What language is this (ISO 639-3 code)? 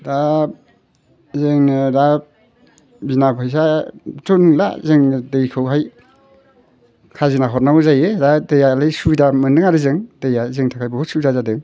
brx